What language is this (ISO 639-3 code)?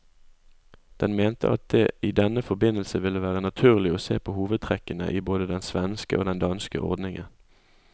nor